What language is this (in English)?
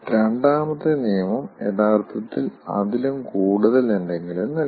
Malayalam